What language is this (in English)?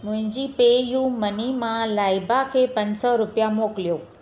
Sindhi